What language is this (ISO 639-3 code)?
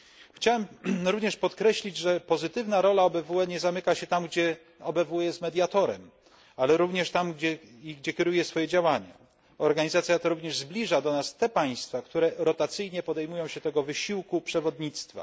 pol